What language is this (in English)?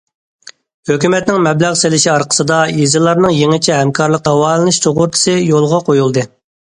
Uyghur